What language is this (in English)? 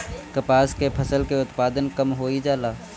Bhojpuri